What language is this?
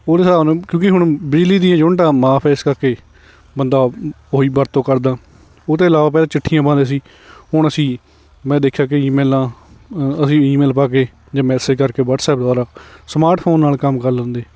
Punjabi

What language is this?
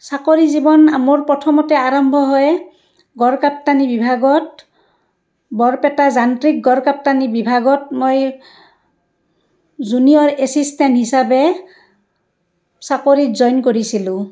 Assamese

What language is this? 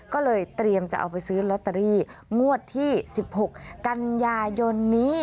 Thai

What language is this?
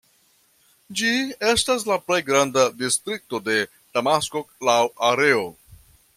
Esperanto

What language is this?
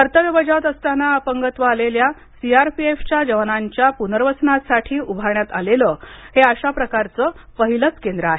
Marathi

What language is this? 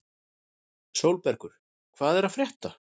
Icelandic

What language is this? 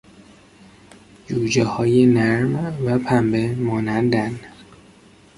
Persian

